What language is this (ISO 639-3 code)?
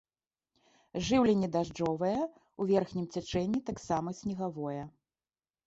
bel